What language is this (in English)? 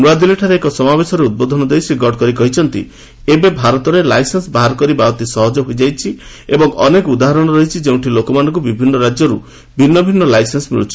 Odia